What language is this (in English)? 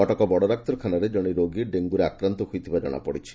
Odia